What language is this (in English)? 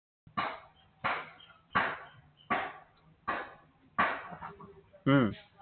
Assamese